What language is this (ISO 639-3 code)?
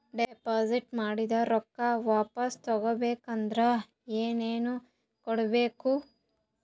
kan